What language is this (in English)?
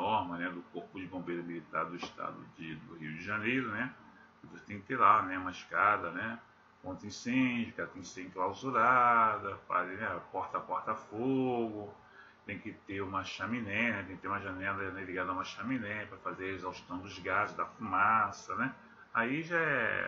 Portuguese